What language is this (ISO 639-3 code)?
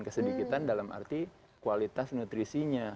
ind